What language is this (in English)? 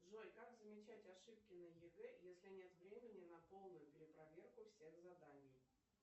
Russian